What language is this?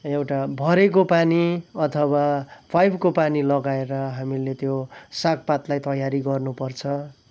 Nepali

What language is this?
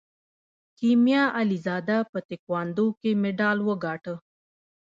Pashto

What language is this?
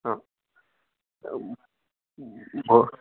Sanskrit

